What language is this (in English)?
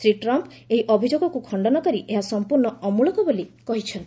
Odia